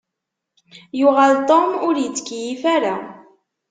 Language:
Kabyle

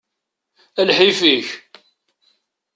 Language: Kabyle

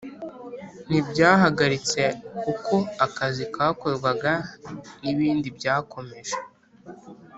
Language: Kinyarwanda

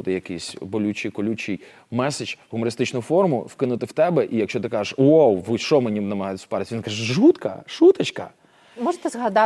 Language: Ukrainian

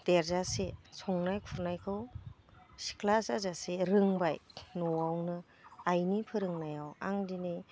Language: Bodo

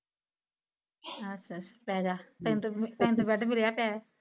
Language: Punjabi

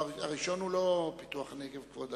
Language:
Hebrew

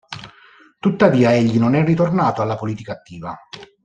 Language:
Italian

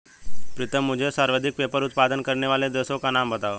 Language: Hindi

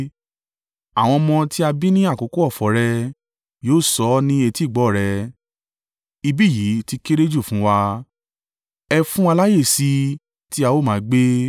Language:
Yoruba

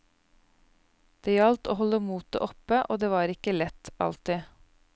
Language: Norwegian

